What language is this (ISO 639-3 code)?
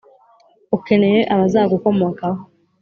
kin